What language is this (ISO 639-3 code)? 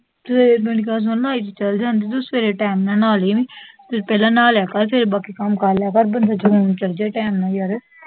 pan